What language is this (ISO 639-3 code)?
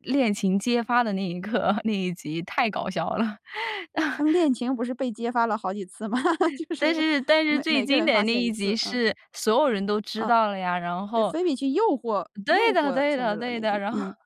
zho